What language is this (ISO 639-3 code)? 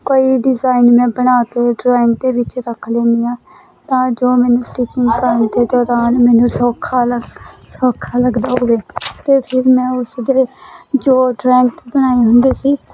pan